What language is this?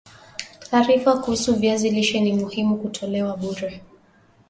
Swahili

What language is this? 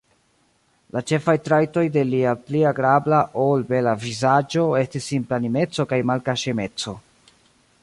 Esperanto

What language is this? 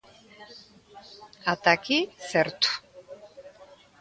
Galician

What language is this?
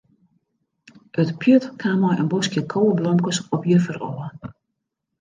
Western Frisian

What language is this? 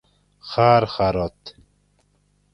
Gawri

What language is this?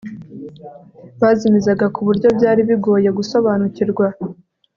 Kinyarwanda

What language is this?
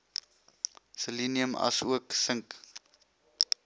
Afrikaans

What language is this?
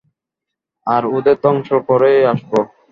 Bangla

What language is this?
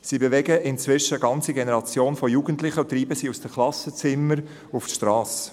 Swiss German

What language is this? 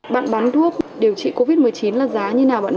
Vietnamese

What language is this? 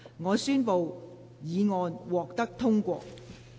Cantonese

